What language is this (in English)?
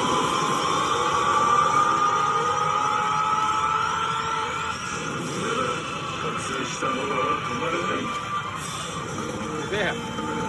Japanese